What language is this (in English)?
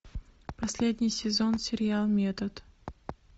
Russian